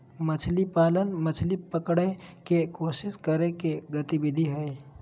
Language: Magahi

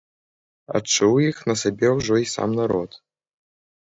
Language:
Belarusian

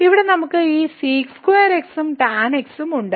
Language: Malayalam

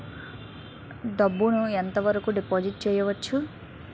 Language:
Telugu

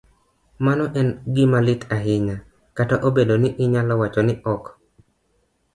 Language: Luo (Kenya and Tanzania)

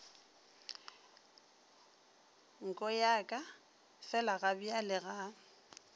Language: Northern Sotho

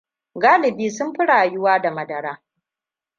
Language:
Hausa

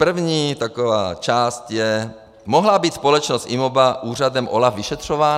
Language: Czech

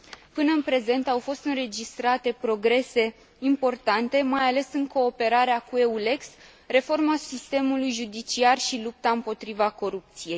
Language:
Romanian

